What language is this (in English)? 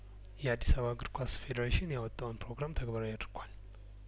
Amharic